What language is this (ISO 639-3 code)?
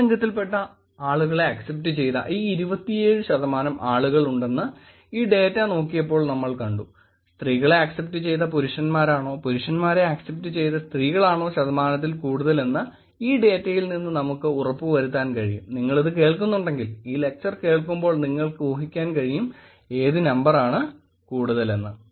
mal